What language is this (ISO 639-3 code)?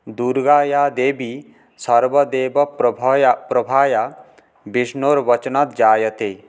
san